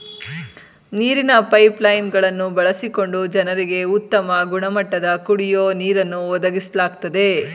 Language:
Kannada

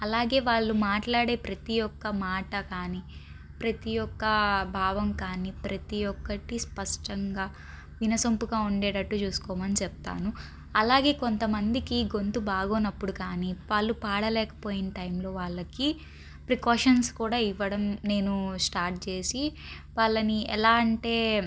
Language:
Telugu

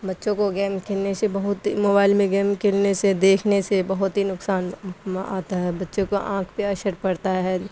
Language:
Urdu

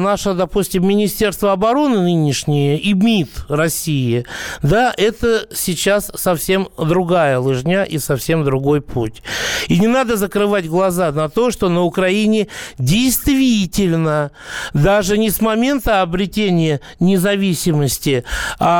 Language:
Russian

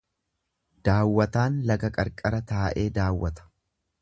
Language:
Oromo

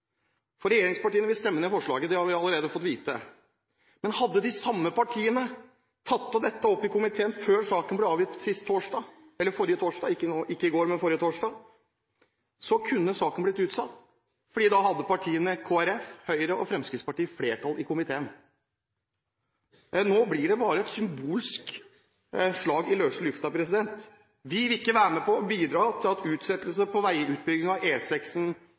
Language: Norwegian Bokmål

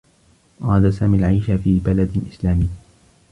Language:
Arabic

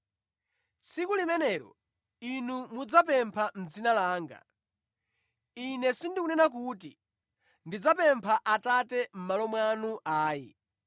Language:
Nyanja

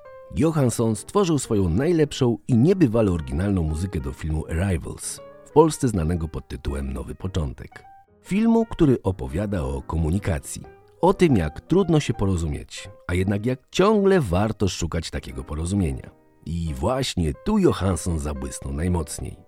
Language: Polish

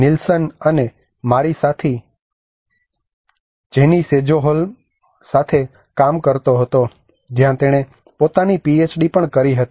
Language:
Gujarati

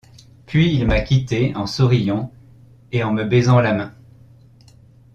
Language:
French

